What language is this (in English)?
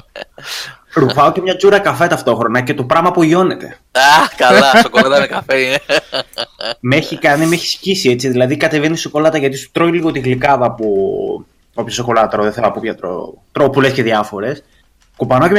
Greek